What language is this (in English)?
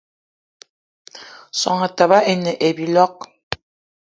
Eton (Cameroon)